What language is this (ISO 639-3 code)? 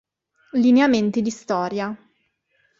ita